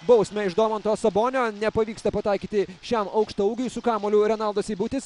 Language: Lithuanian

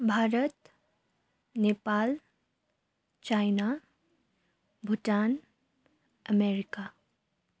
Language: Nepali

